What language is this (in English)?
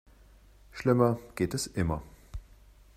German